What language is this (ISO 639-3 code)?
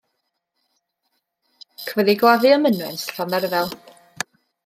cym